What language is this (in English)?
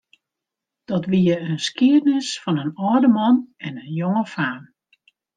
Western Frisian